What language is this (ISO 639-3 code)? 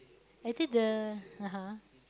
eng